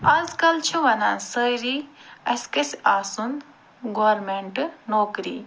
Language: Kashmiri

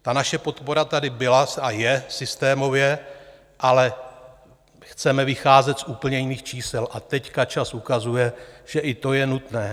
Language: Czech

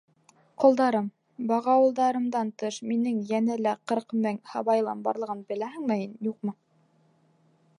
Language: Bashkir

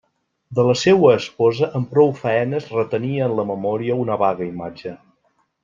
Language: Catalan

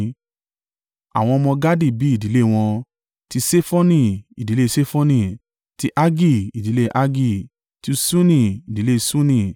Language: Yoruba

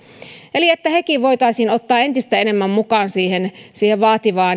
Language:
Finnish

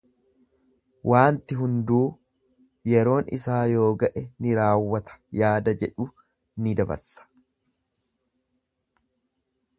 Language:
Oromo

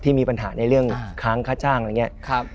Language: Thai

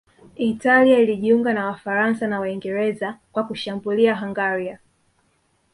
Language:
Swahili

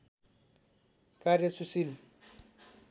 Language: Nepali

